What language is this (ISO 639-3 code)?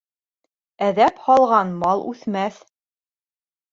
bak